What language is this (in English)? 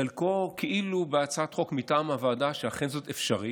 Hebrew